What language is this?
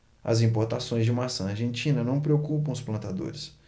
Portuguese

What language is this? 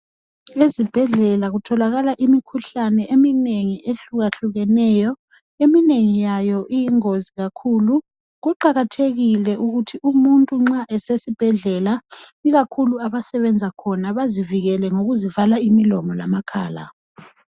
North Ndebele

